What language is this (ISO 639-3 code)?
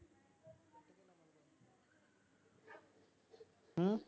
pan